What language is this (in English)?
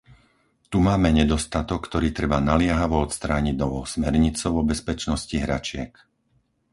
Slovak